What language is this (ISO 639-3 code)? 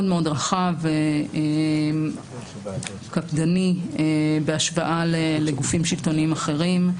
heb